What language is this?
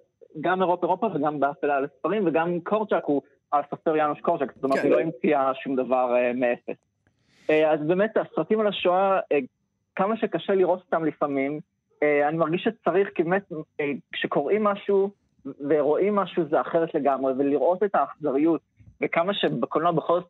Hebrew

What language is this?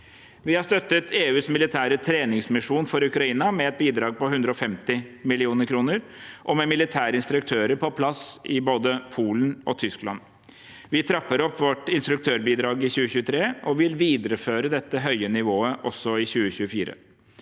Norwegian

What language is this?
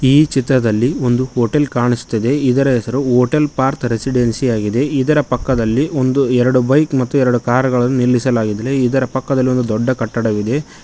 Kannada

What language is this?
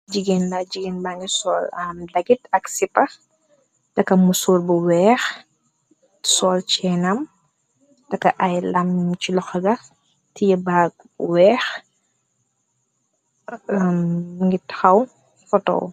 Wolof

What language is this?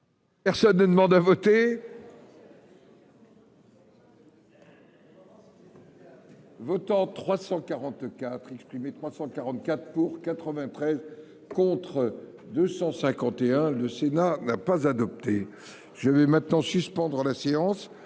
French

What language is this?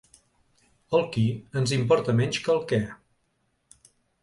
Catalan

